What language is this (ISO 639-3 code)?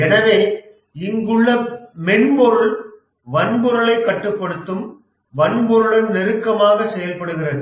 tam